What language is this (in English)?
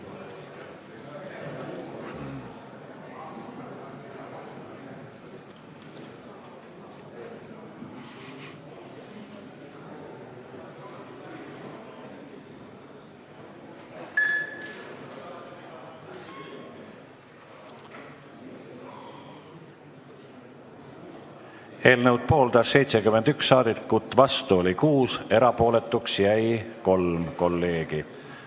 Estonian